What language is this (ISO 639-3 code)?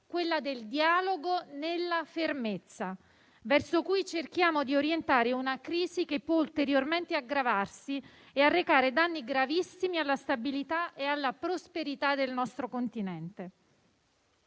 ita